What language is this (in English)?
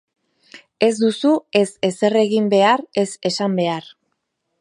Basque